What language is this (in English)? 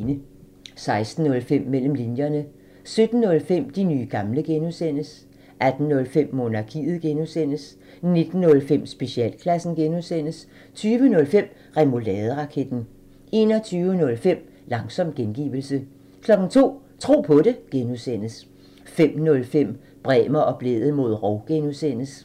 Danish